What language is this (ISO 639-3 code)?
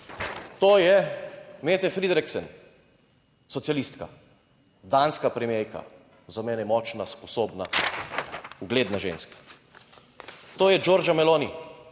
slv